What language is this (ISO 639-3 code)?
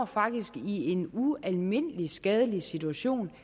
dan